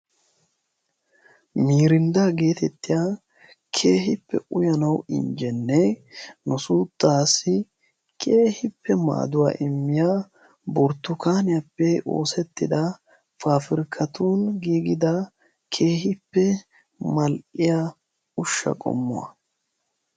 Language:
Wolaytta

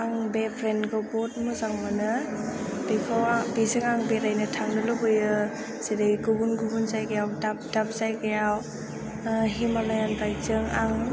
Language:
Bodo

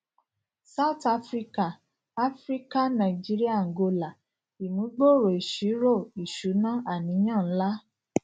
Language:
Yoruba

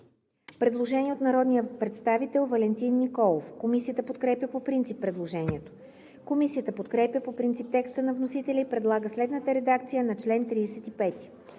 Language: Bulgarian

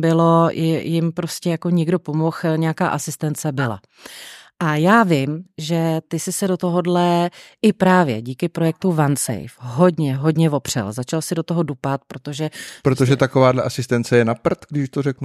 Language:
Czech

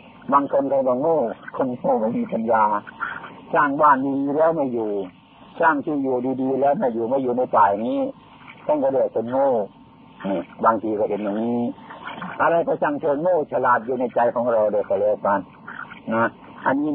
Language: Thai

